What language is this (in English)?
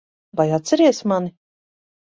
Latvian